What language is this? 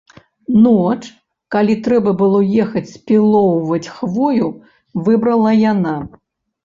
Belarusian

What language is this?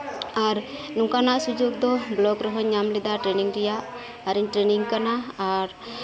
Santali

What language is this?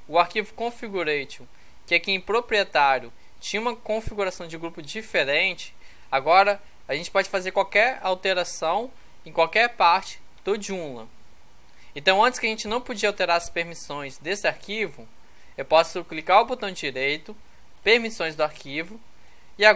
Portuguese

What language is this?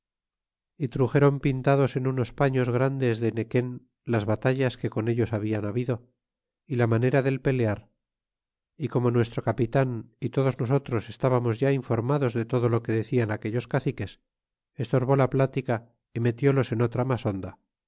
Spanish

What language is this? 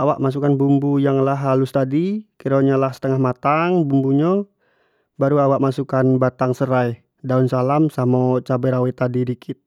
Jambi Malay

